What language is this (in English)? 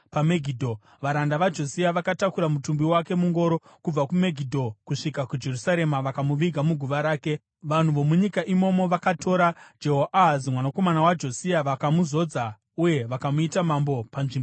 Shona